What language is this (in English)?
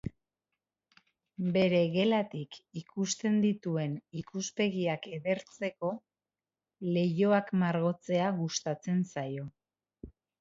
Basque